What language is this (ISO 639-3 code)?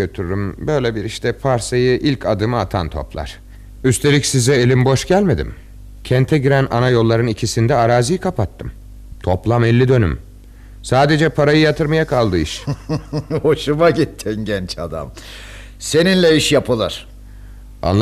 tur